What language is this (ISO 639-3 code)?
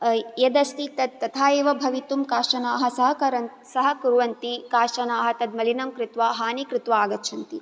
san